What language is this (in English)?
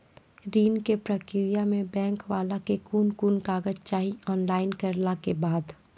Maithili